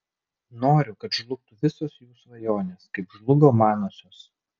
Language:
Lithuanian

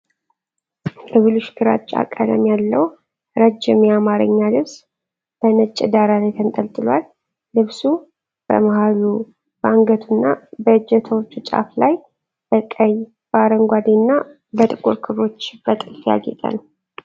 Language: Amharic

